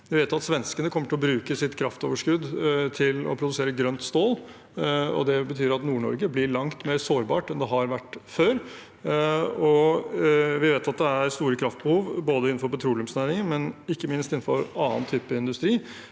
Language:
Norwegian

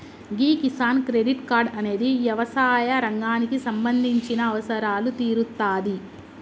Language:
Telugu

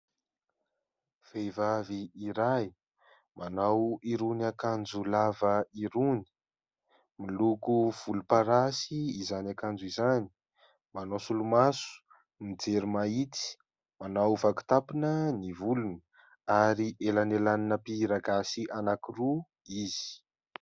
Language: Malagasy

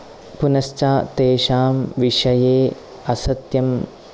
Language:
Sanskrit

